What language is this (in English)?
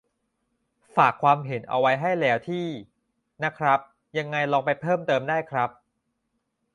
Thai